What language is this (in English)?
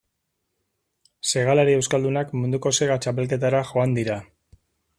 Basque